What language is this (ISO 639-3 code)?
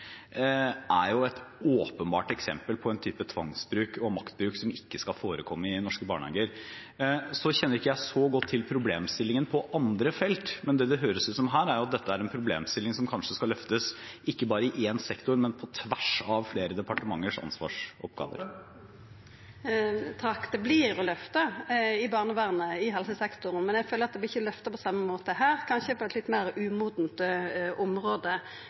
nor